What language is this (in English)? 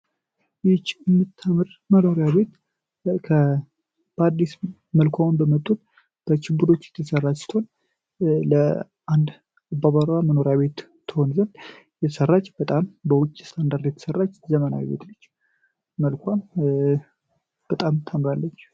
Amharic